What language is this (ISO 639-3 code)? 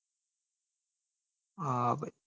guj